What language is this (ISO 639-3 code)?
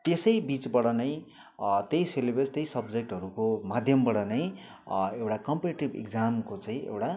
nep